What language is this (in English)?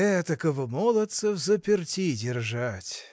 Russian